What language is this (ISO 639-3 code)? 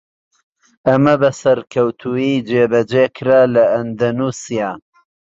ckb